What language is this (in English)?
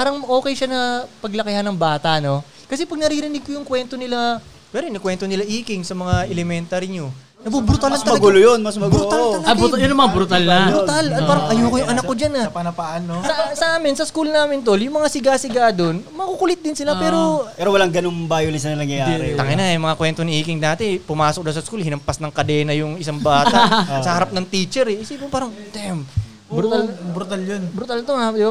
Filipino